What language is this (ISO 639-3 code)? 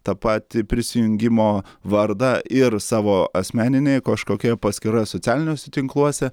lit